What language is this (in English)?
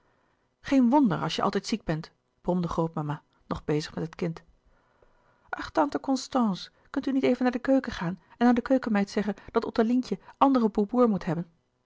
Dutch